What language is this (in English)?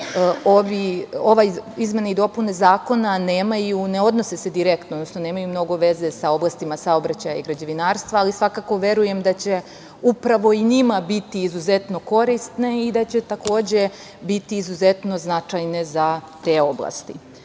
Serbian